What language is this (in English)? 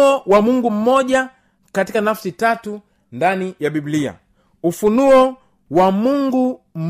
Swahili